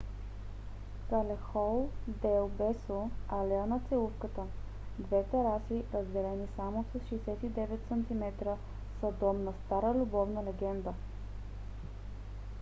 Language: Bulgarian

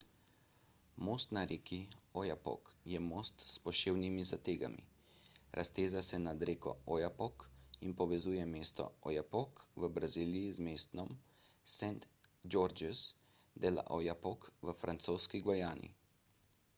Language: Slovenian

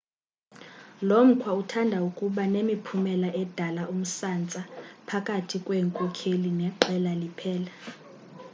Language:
Xhosa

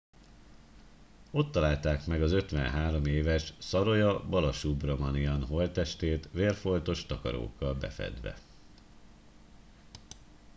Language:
Hungarian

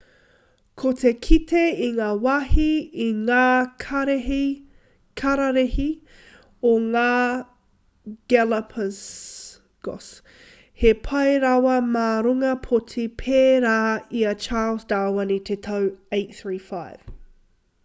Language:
Māori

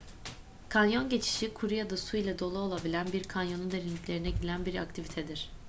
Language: Turkish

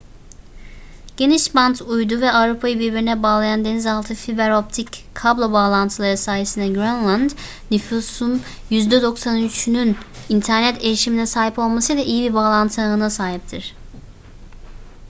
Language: Turkish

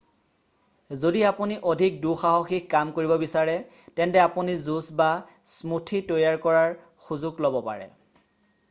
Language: Assamese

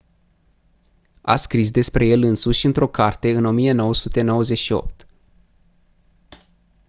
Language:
Romanian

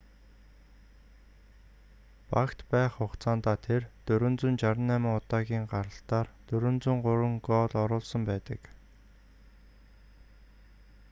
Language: Mongolian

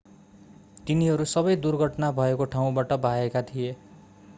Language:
Nepali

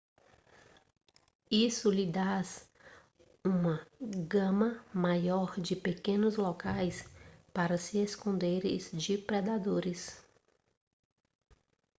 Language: Portuguese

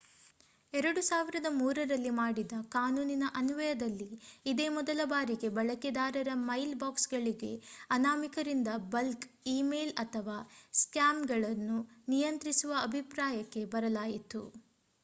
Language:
Kannada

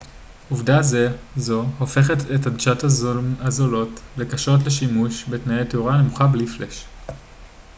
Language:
Hebrew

